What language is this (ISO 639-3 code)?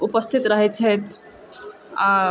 mai